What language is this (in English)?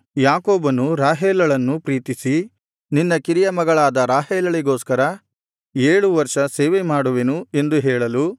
Kannada